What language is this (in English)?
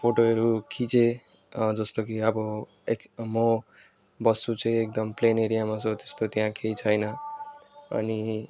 Nepali